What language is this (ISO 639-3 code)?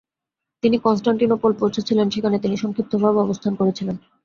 ben